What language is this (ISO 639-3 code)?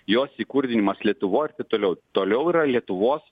lit